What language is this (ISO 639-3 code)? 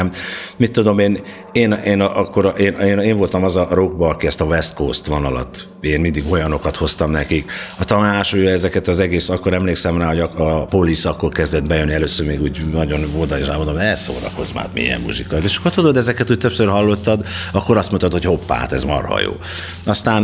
hun